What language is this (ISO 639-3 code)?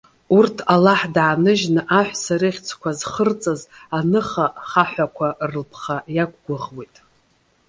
abk